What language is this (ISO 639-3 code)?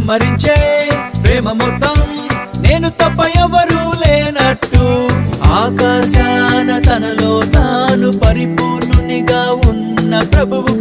ron